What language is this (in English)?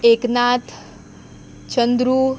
Konkani